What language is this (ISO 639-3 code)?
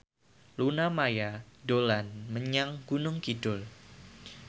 jav